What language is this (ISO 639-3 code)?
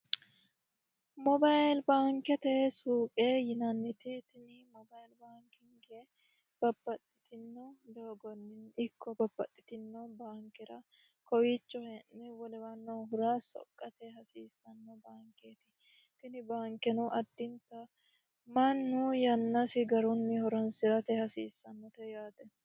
sid